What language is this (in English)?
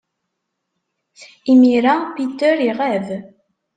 Kabyle